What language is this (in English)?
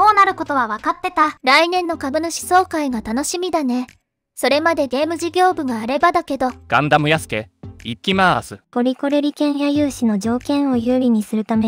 Japanese